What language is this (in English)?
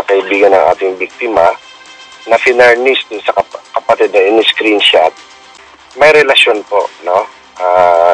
Filipino